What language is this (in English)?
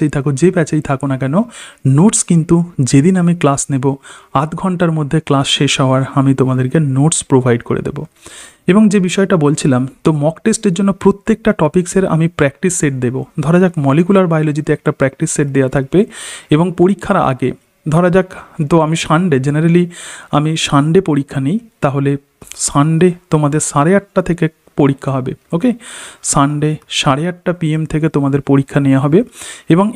Hindi